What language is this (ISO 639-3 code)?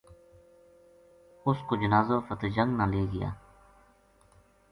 gju